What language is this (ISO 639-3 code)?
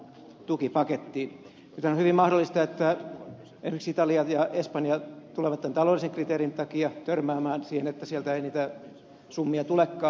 fin